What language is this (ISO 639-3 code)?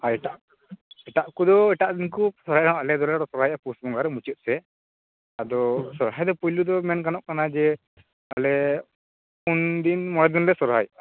sat